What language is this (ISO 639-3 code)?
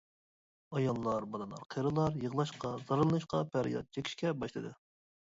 uig